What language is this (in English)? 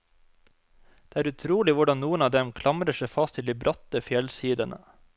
Norwegian